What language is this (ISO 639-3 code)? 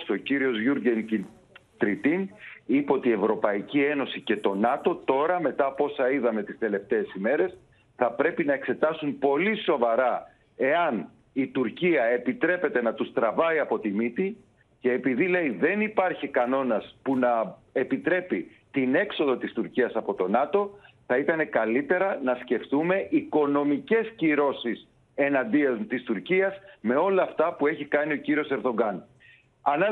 ell